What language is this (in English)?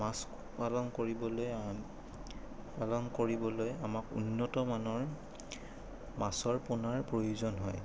Assamese